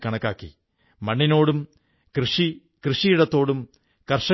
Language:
Malayalam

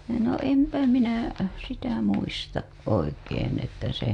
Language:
Finnish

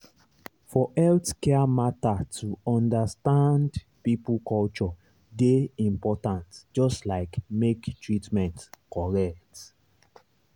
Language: Nigerian Pidgin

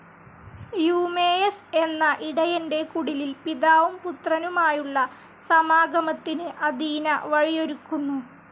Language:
Malayalam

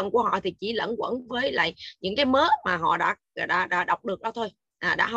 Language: Vietnamese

